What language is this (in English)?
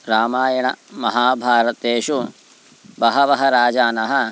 Sanskrit